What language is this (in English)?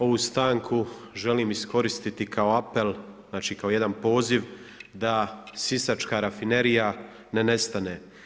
Croatian